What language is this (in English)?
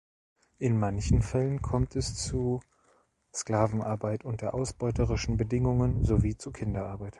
German